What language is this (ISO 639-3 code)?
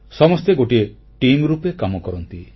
ori